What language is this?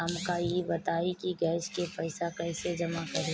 Bhojpuri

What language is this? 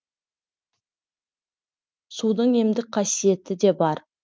Kazakh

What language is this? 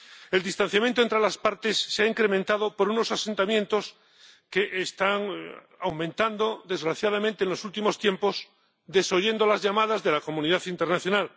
Spanish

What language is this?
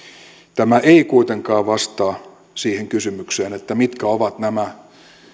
Finnish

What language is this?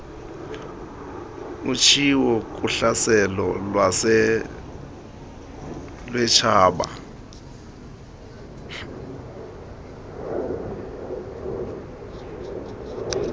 Xhosa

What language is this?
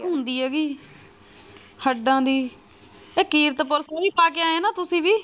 Punjabi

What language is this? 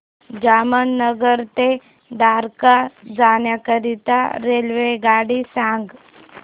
Marathi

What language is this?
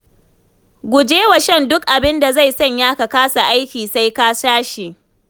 Hausa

